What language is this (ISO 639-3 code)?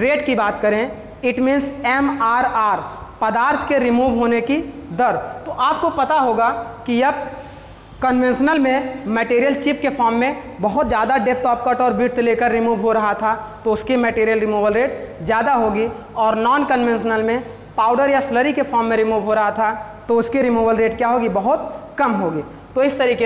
hin